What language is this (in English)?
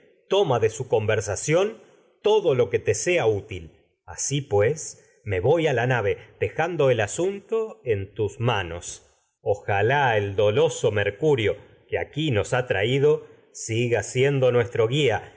Spanish